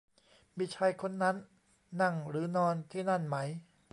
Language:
Thai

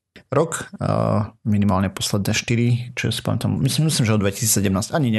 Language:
Slovak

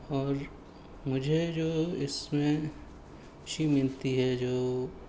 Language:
Urdu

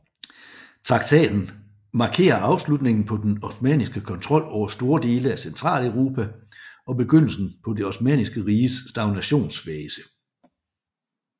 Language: Danish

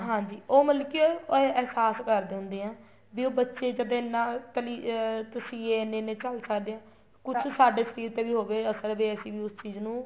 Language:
Punjabi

